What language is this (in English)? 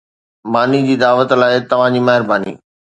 Sindhi